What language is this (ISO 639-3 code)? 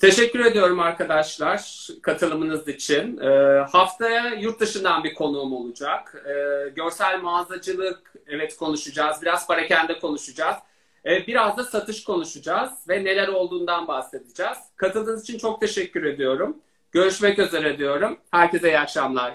tur